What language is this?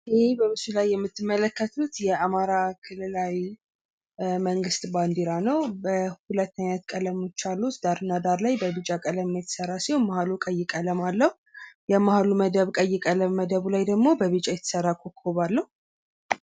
Amharic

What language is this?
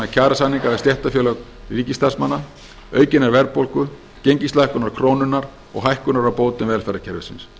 Icelandic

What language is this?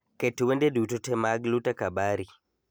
Luo (Kenya and Tanzania)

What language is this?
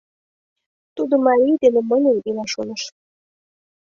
Mari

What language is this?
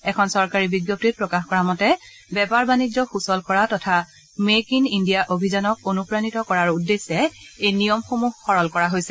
Assamese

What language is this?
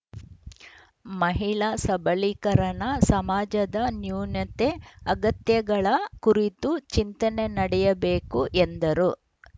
Kannada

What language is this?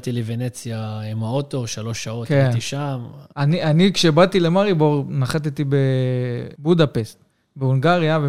Hebrew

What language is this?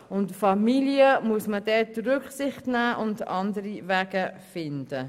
Swiss German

